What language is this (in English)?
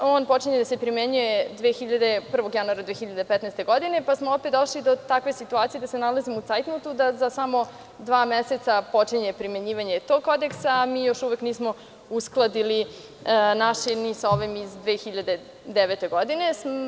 Serbian